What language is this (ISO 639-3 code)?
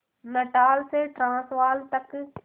hin